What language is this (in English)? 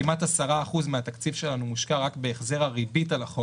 Hebrew